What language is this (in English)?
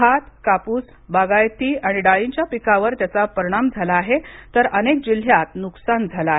Marathi